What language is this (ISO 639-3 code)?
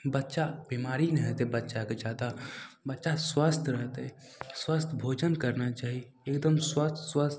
mai